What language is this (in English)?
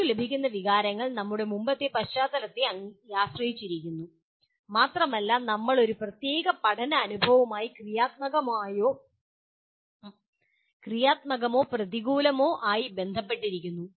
Malayalam